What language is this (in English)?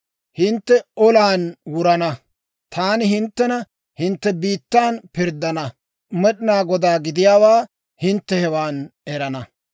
Dawro